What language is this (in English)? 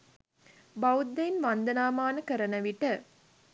Sinhala